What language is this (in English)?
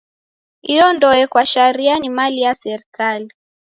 Taita